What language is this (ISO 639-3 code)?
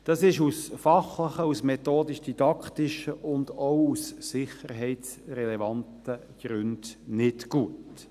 gsw